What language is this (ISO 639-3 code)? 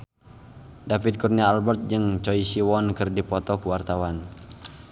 sun